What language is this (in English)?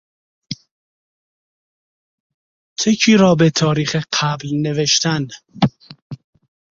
Persian